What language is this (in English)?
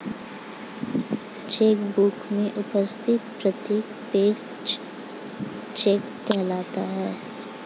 Hindi